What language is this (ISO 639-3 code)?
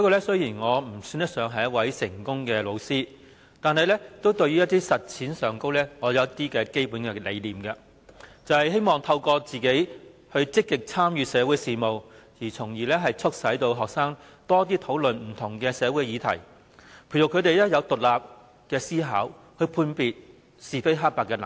yue